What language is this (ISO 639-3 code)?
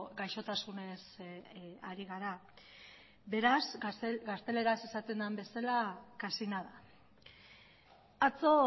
eus